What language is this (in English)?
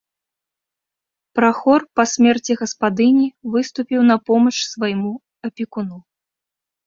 Belarusian